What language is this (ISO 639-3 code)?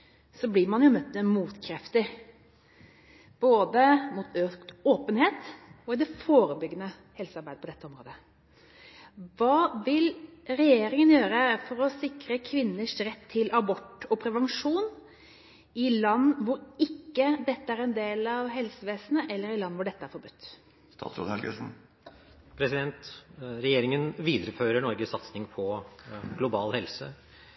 nob